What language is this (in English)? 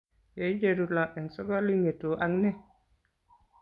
Kalenjin